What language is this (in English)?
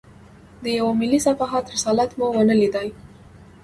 Pashto